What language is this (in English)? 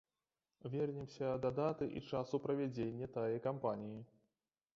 Belarusian